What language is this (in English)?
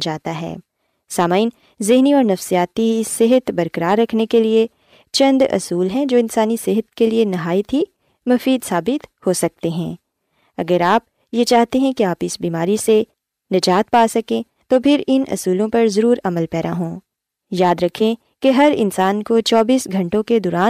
Urdu